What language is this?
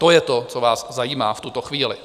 Czech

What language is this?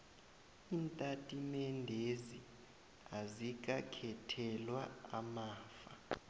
South Ndebele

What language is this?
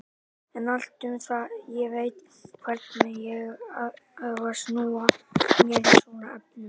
Icelandic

